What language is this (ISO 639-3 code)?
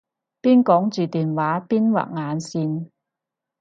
yue